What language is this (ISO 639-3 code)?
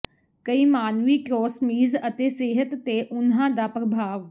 pan